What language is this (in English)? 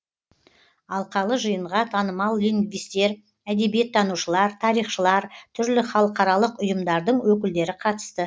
Kazakh